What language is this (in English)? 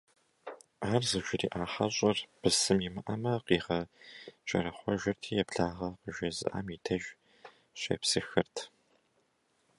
Kabardian